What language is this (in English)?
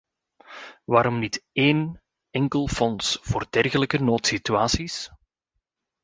Dutch